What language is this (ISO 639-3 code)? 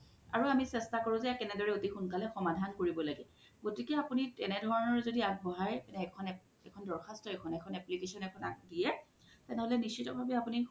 asm